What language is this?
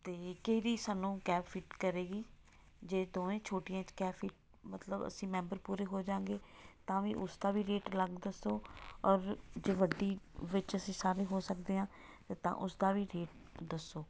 Punjabi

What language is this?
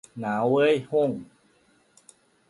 Thai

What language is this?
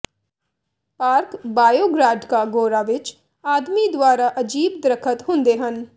Punjabi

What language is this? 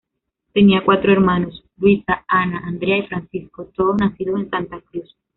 Spanish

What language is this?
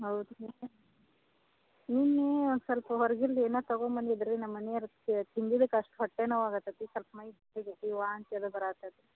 Kannada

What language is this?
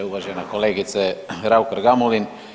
Croatian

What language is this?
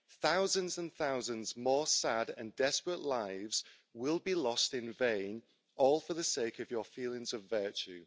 English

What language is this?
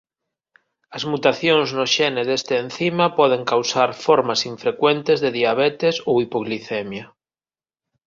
Galician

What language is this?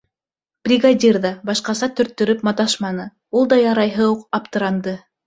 Bashkir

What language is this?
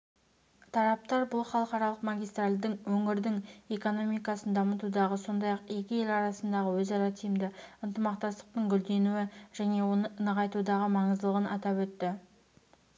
Kazakh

